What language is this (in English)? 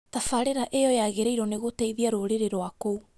Kikuyu